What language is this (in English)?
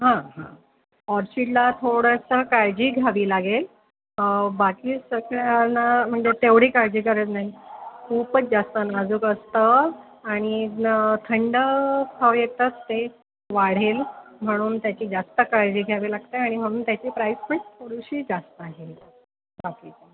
Marathi